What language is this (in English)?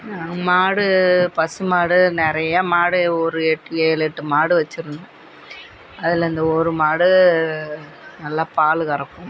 Tamil